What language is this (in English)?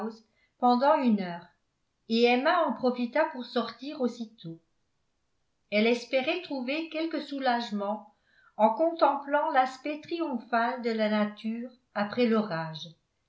French